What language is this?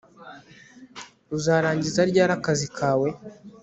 Kinyarwanda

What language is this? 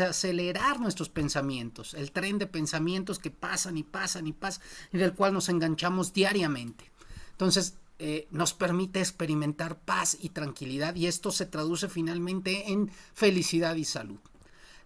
Spanish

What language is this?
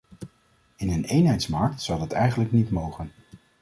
Dutch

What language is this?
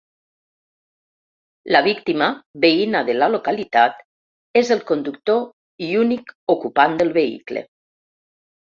Catalan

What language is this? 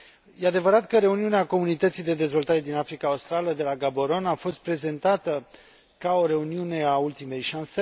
Romanian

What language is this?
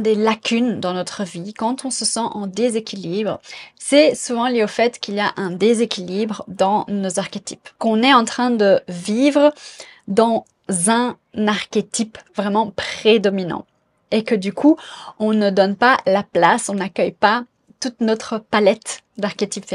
French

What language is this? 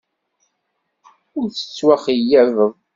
Kabyle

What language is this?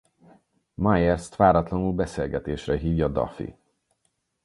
Hungarian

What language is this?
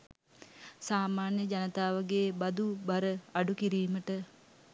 Sinhala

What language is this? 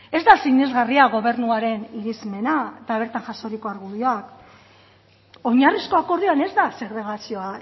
Basque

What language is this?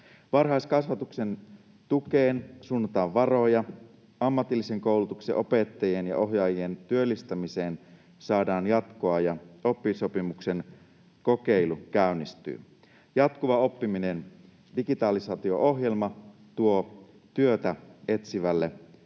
Finnish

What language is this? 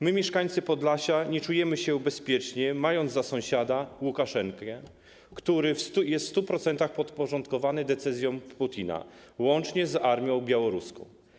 Polish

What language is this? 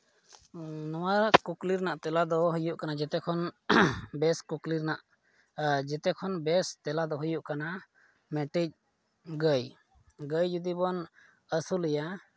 Santali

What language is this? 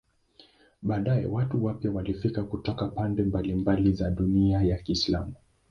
Swahili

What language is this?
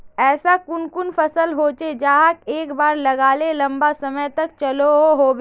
Magahi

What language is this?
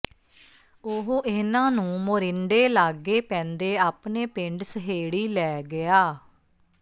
Punjabi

